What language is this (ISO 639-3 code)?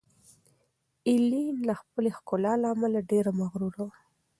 pus